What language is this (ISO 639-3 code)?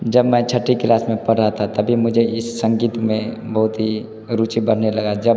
hin